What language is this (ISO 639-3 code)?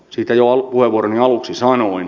fin